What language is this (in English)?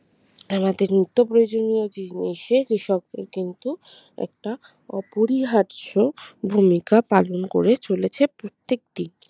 Bangla